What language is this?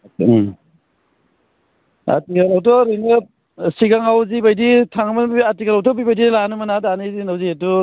Bodo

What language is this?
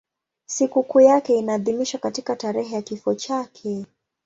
Swahili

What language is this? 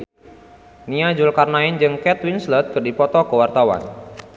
Sundanese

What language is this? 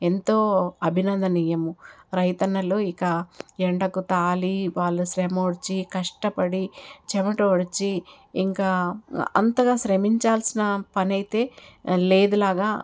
Telugu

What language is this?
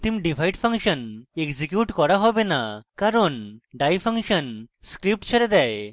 Bangla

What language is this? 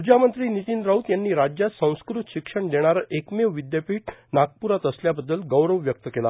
Marathi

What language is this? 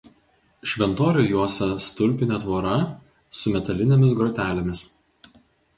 Lithuanian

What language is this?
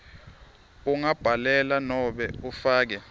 Swati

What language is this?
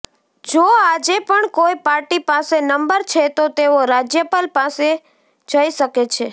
Gujarati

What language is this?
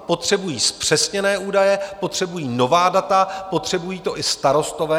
Czech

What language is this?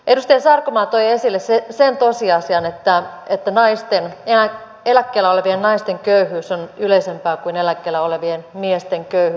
Finnish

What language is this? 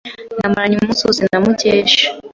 Kinyarwanda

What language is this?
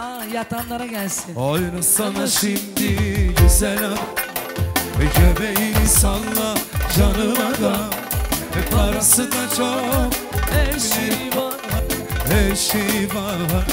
Turkish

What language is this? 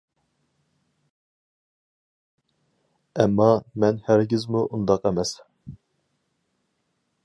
Uyghur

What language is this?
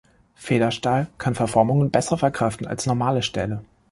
German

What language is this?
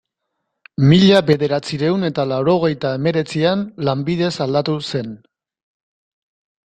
Basque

